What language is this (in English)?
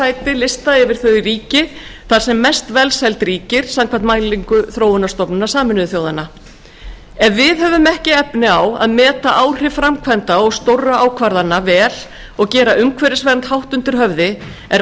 Icelandic